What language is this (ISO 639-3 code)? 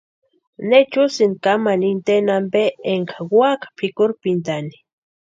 pua